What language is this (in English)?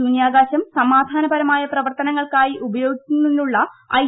Malayalam